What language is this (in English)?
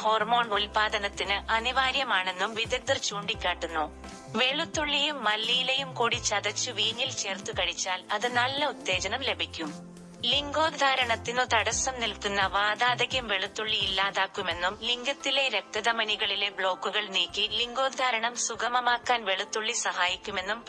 Malayalam